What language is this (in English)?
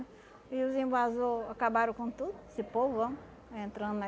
Portuguese